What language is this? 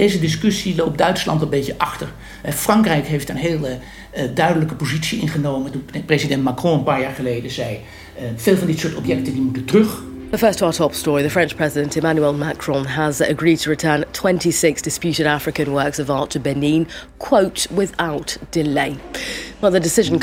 Dutch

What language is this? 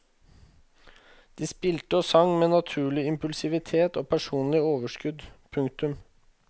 Norwegian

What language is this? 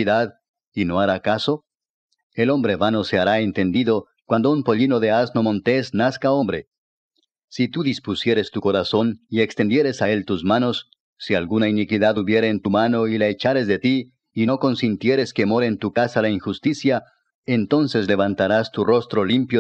Spanish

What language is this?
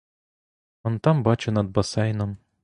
Ukrainian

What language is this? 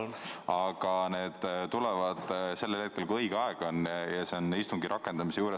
Estonian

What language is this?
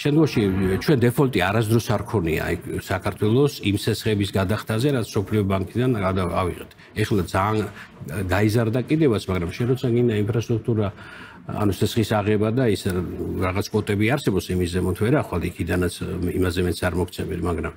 Romanian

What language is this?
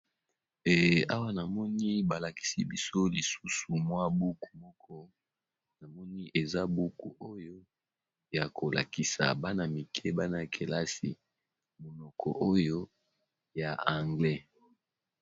Lingala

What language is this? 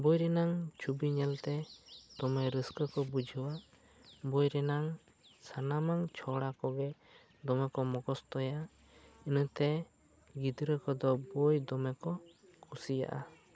Santali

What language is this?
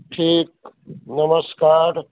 Maithili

